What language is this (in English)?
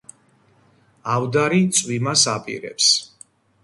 Georgian